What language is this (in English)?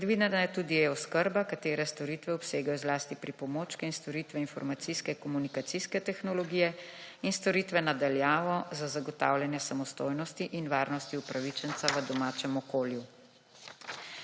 Slovenian